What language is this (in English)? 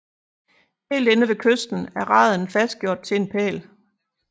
Danish